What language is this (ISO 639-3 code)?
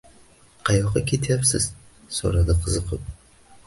uzb